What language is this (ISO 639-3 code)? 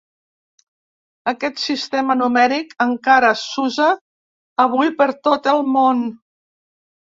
cat